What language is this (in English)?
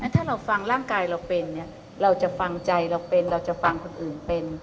Thai